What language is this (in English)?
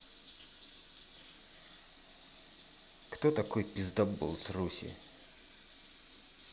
Russian